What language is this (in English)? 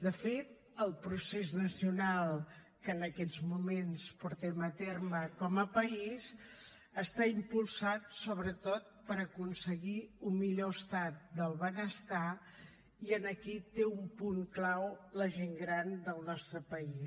Catalan